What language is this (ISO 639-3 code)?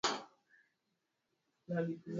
swa